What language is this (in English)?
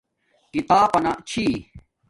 Domaaki